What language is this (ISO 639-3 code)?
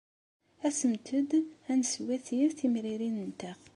kab